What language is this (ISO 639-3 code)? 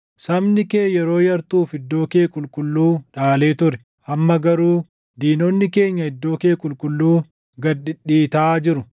orm